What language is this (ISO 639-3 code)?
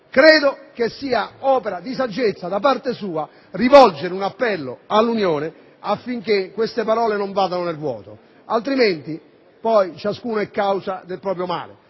ita